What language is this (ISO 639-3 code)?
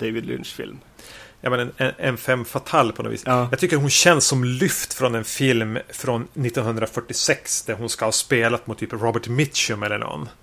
swe